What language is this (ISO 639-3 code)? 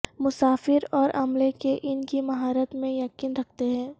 urd